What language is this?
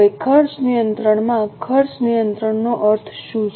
Gujarati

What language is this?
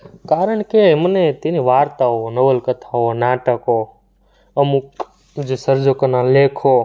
Gujarati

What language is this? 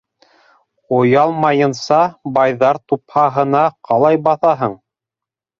Bashkir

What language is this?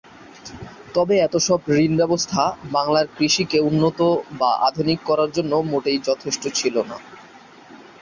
Bangla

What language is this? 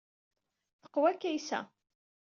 Kabyle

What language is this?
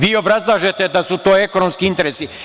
Serbian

